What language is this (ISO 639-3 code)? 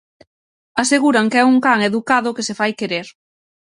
glg